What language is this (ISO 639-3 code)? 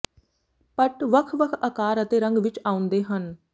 pan